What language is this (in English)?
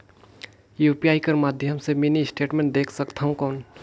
Chhattisgarhi